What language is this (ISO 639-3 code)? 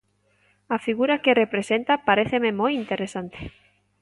glg